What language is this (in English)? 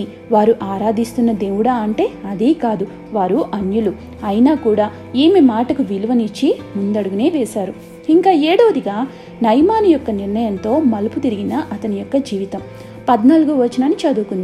Telugu